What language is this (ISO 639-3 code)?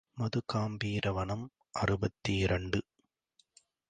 tam